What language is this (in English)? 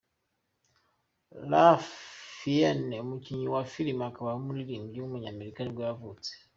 Kinyarwanda